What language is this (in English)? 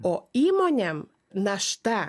Lithuanian